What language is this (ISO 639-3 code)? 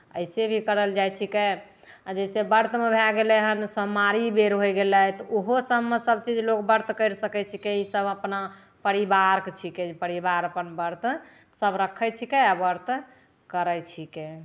mai